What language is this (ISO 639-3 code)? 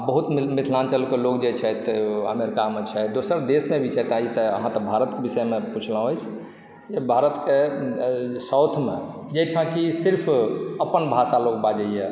mai